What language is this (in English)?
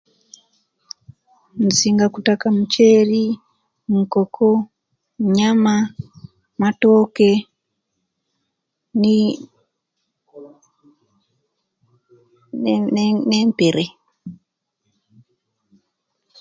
Kenyi